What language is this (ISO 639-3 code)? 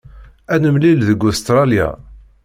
kab